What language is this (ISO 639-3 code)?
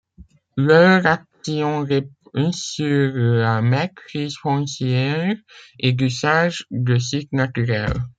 fra